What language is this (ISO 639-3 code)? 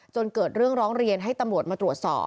tha